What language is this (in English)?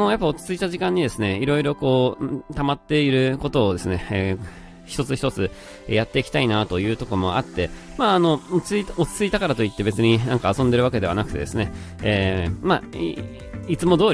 Japanese